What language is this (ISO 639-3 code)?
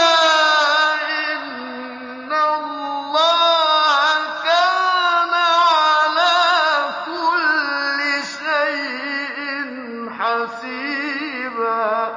ara